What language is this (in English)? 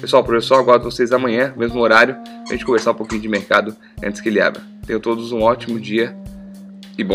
Portuguese